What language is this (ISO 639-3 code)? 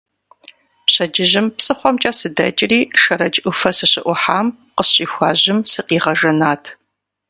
kbd